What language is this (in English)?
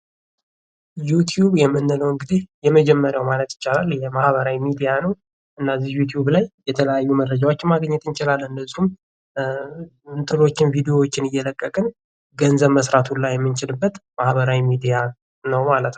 Amharic